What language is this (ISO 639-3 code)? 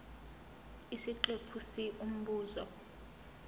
zul